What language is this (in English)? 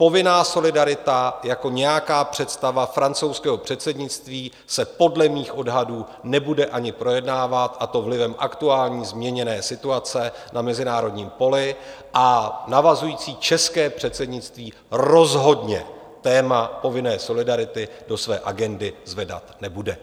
Czech